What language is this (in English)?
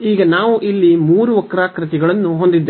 Kannada